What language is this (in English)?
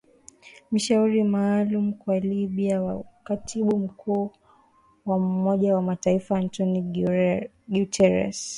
Swahili